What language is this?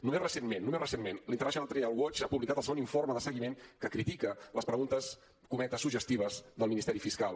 Catalan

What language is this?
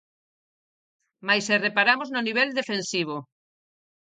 Galician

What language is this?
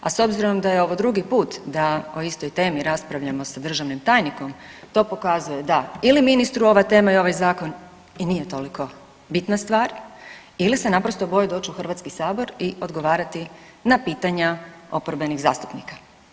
Croatian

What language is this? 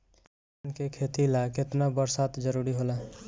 Bhojpuri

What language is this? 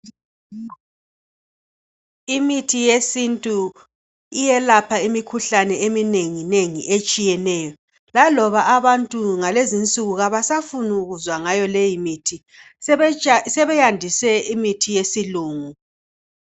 North Ndebele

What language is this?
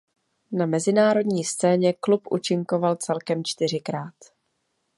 Czech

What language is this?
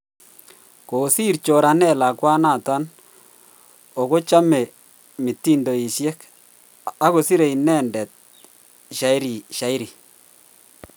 Kalenjin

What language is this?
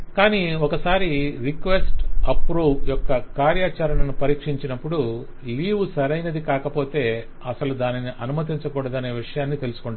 Telugu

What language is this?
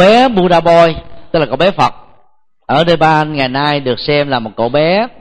Vietnamese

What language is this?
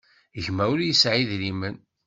Kabyle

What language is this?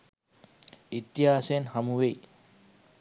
Sinhala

